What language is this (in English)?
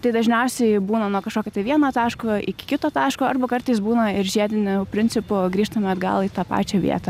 Lithuanian